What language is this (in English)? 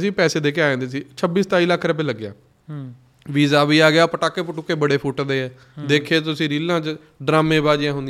Punjabi